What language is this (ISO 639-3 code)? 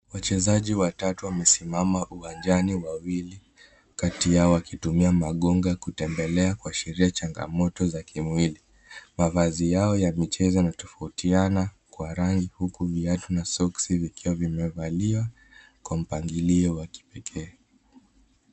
swa